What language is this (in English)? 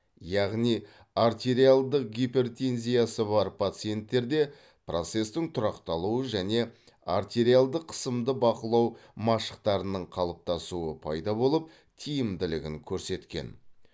Kazakh